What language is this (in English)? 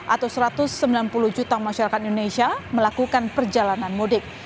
Indonesian